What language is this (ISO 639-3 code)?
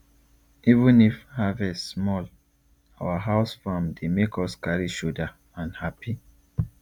pcm